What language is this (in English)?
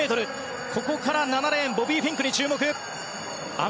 Japanese